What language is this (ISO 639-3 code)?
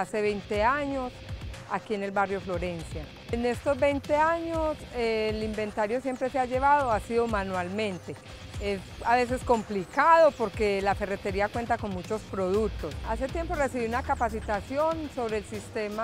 spa